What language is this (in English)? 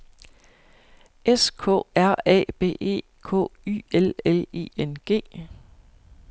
Danish